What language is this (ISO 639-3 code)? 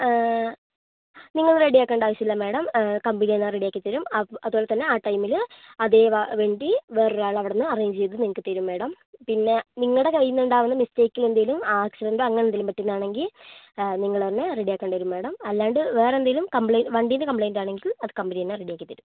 mal